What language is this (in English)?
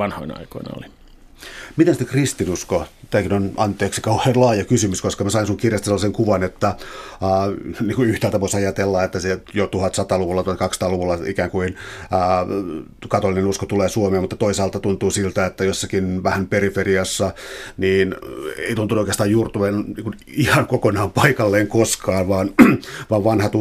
Finnish